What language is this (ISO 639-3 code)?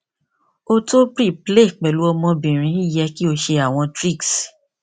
yor